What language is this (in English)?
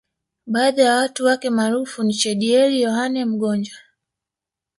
Swahili